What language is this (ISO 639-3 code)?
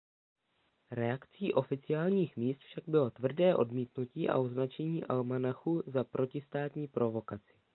ces